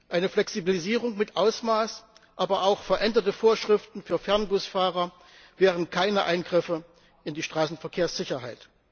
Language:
German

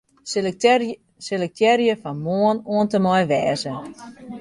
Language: Western Frisian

